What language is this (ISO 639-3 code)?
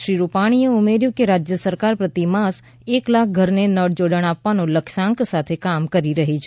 guj